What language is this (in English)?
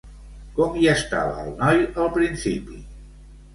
Catalan